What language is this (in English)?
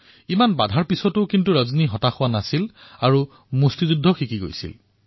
Assamese